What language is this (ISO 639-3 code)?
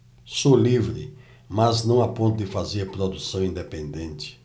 por